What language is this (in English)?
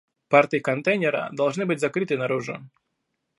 Russian